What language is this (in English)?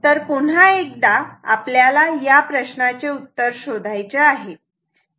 Marathi